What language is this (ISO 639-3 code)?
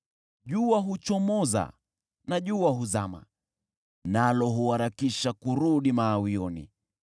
swa